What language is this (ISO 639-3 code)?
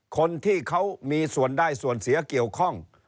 tha